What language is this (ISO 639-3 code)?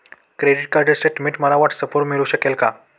mar